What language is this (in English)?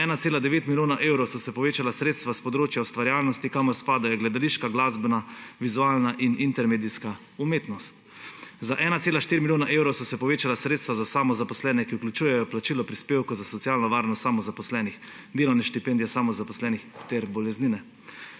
Slovenian